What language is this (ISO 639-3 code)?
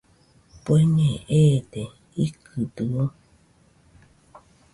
hux